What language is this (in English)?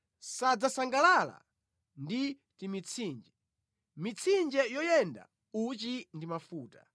Nyanja